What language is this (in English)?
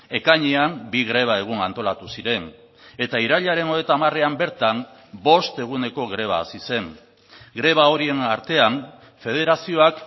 Basque